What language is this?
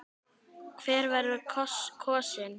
Icelandic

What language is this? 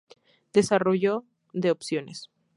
Spanish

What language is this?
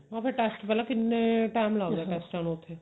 Punjabi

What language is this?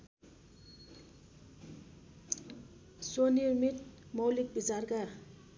Nepali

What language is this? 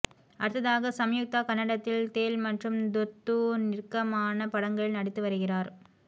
Tamil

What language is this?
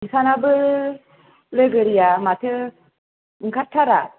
Bodo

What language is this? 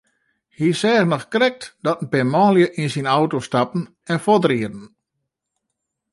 Western Frisian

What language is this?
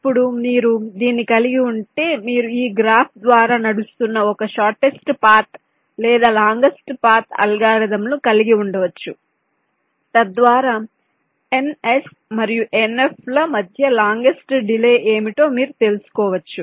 Telugu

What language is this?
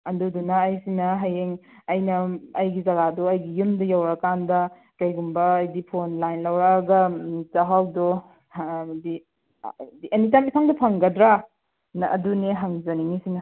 Manipuri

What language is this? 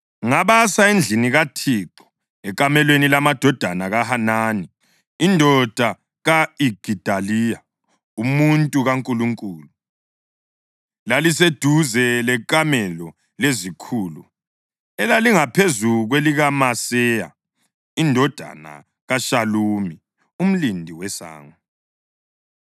North Ndebele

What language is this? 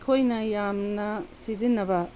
Manipuri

